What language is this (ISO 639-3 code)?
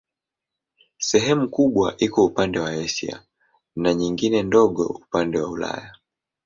swa